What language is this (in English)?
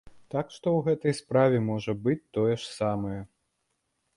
Belarusian